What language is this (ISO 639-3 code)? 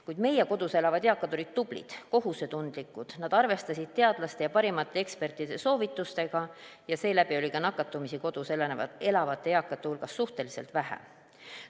est